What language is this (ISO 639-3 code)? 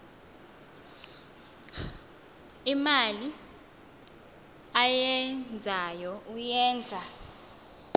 xho